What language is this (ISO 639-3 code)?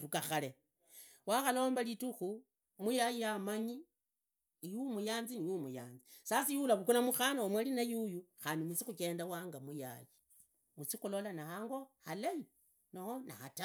ida